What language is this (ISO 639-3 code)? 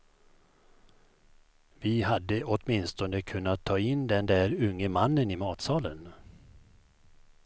swe